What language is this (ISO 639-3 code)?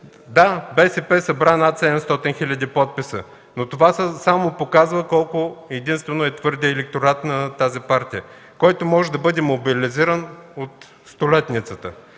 bul